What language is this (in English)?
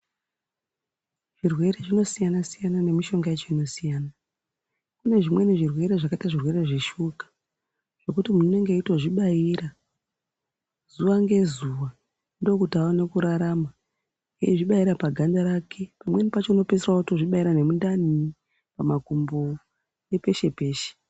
Ndau